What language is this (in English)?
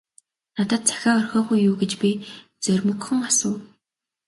Mongolian